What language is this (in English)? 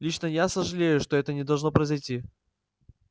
Russian